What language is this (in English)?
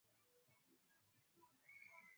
Swahili